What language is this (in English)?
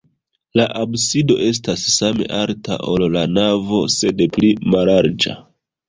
Esperanto